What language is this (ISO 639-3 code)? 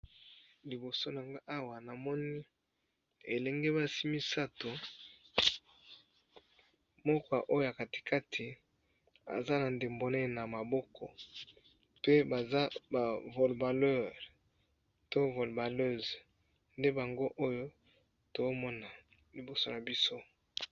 lin